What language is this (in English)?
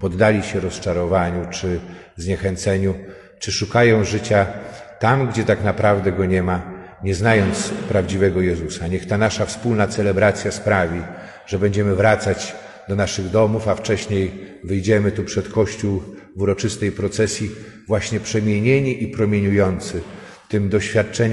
Polish